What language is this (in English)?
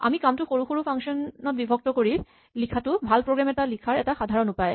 Assamese